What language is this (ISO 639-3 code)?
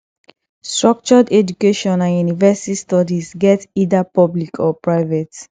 pcm